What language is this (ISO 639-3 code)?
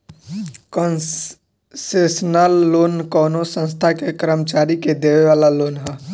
bho